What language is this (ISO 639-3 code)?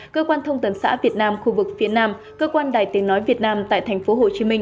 vie